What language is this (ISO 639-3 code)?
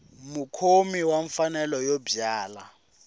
tso